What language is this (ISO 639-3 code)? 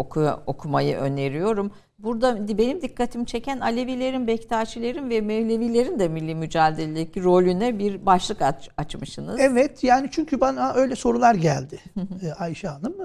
tur